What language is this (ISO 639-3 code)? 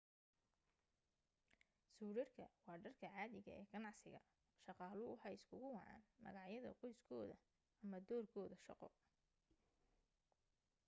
som